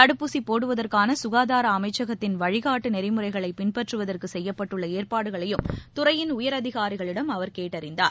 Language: Tamil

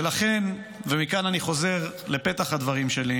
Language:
Hebrew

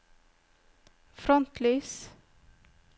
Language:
Norwegian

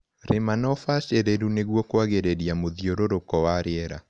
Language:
Kikuyu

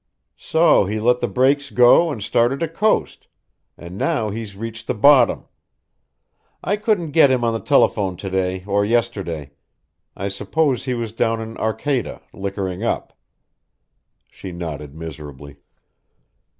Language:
English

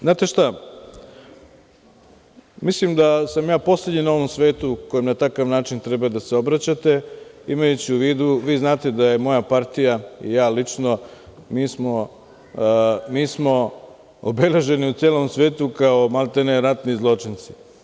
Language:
Serbian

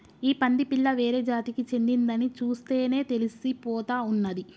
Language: Telugu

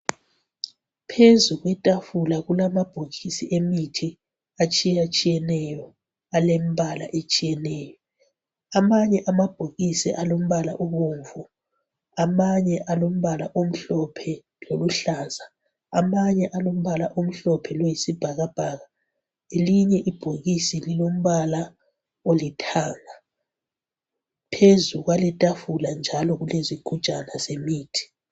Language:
North Ndebele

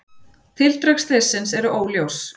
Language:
Icelandic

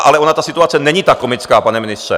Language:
Czech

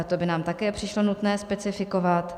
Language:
Czech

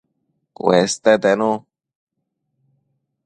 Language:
Matsés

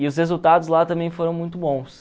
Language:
Portuguese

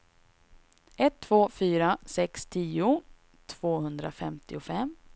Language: Swedish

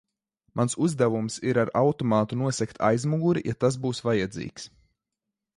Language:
Latvian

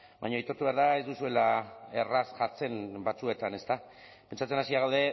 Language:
Basque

